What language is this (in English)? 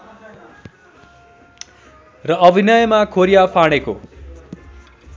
Nepali